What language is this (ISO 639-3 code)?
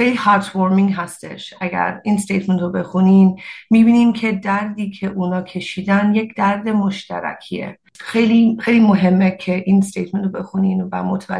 fas